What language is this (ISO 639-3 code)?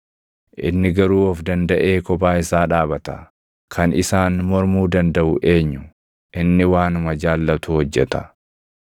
orm